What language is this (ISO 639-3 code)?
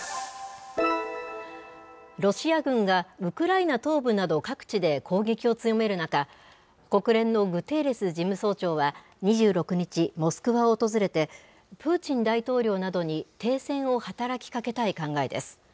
jpn